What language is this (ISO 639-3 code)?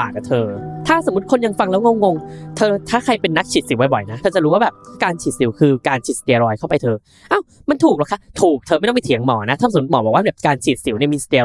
tha